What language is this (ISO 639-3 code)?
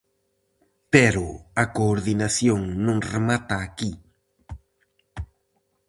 glg